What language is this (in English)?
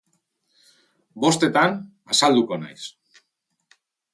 Basque